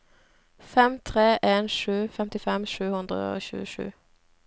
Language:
Norwegian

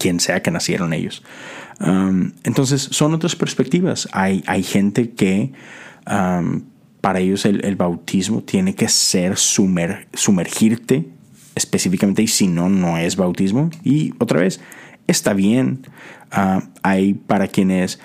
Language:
Spanish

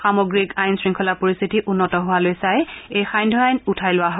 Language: Assamese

